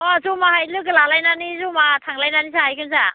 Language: Bodo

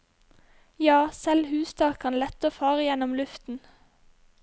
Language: Norwegian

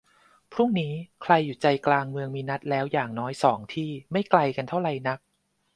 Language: Thai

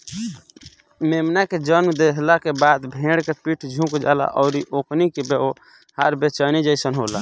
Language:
Bhojpuri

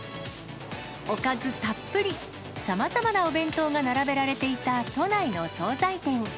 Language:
Japanese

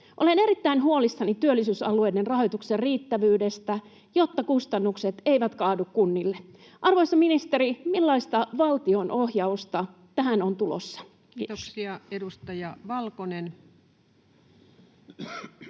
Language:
Finnish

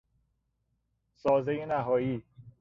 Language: Persian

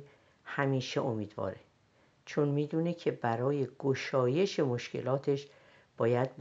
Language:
Persian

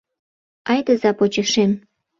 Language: Mari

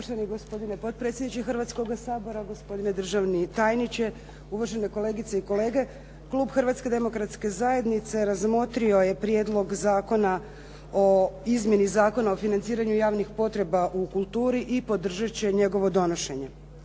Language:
Croatian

